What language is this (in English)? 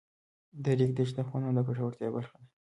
Pashto